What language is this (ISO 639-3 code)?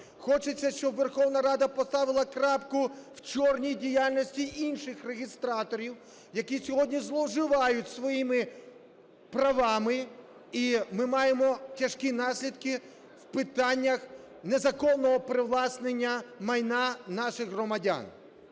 ukr